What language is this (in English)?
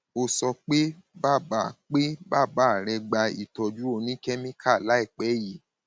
Yoruba